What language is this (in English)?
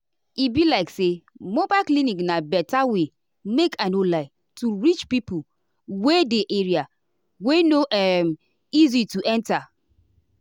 Nigerian Pidgin